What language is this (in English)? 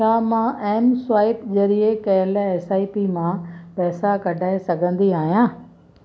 Sindhi